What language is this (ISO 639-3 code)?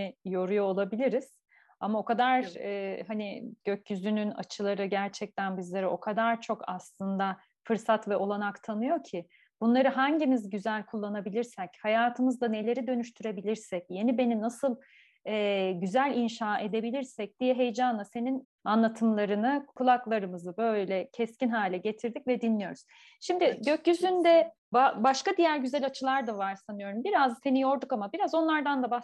tur